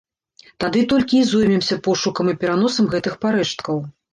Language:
Belarusian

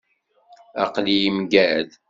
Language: Kabyle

